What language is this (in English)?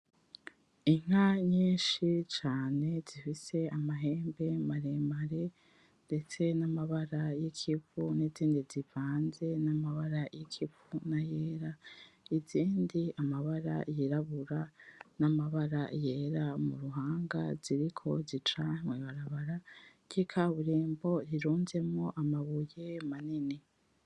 Rundi